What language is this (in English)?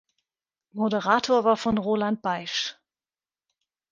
German